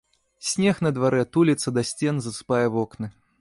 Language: Belarusian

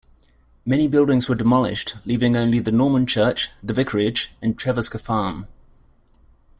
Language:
English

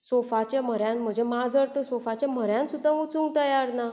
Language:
Konkani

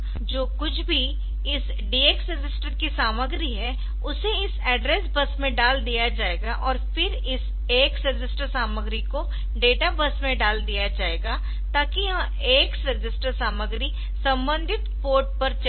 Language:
Hindi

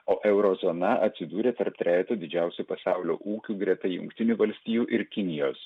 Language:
Lithuanian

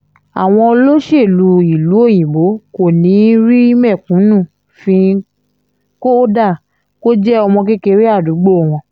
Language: Yoruba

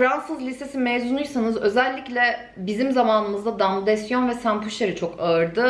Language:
Turkish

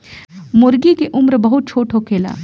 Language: Bhojpuri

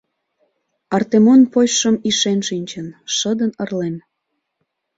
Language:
Mari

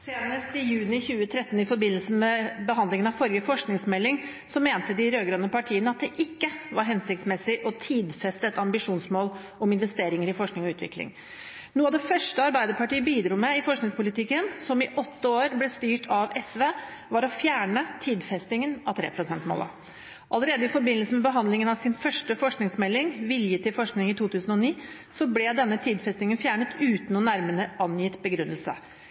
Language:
Norwegian Bokmål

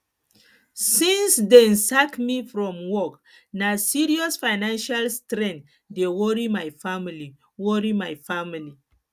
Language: Nigerian Pidgin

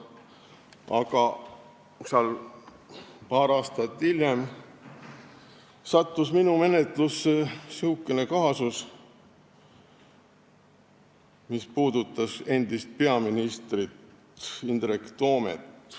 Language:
Estonian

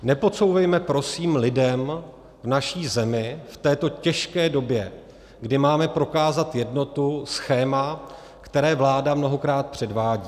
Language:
Czech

